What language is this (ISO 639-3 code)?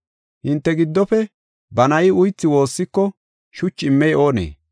gof